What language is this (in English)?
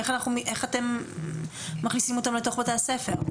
Hebrew